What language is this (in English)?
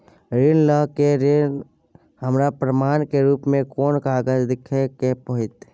Maithili